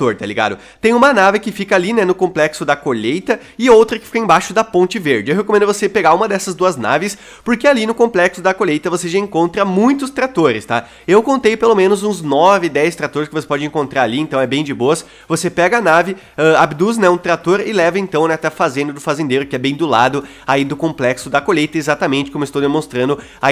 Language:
Portuguese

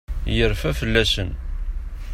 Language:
Kabyle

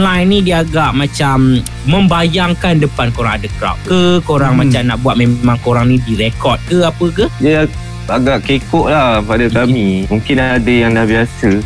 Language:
Malay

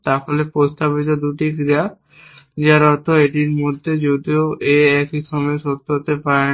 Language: Bangla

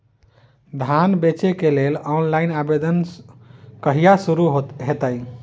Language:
Maithili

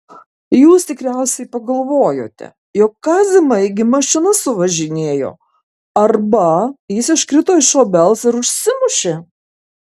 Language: Lithuanian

